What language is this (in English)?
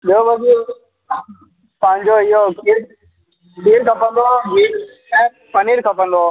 Sindhi